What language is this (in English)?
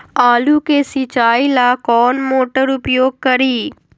Magahi